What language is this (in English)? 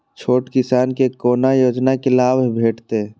Maithili